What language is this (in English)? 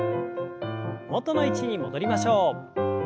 Japanese